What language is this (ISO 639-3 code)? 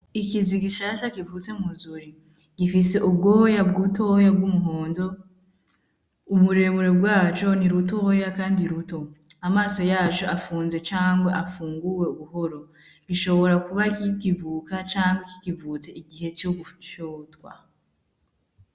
run